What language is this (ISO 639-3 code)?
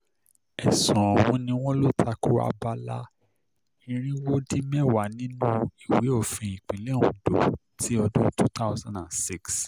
yor